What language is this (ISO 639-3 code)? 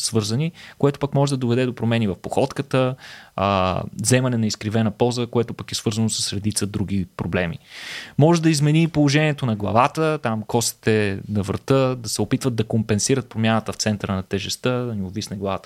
bul